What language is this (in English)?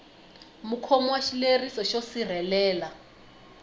Tsonga